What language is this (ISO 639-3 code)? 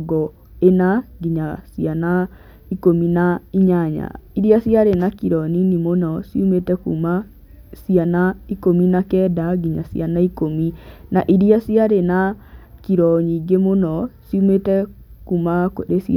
kik